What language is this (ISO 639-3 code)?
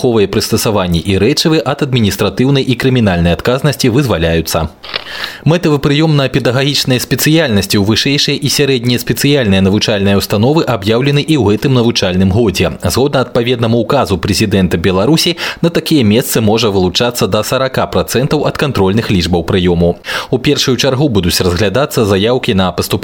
rus